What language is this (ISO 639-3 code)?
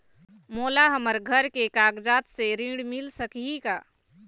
hne